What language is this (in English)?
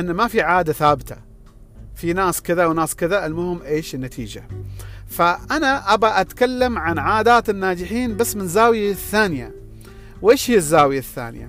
Arabic